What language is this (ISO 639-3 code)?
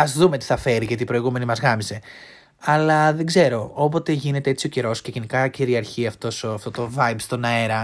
ell